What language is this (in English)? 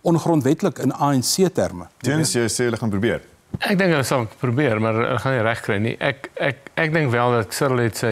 Dutch